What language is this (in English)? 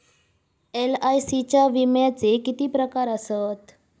Marathi